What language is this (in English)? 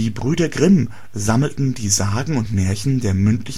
German